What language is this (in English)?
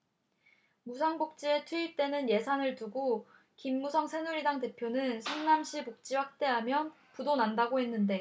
Korean